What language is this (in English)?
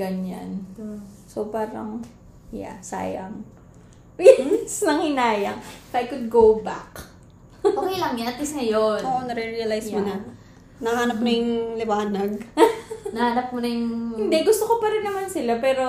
Filipino